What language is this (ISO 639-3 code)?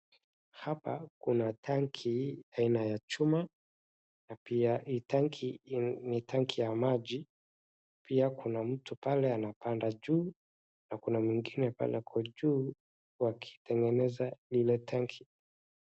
swa